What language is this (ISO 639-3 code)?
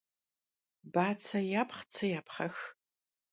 kbd